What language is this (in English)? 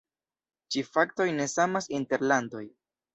Esperanto